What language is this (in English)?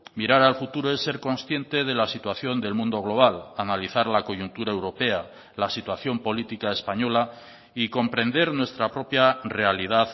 Spanish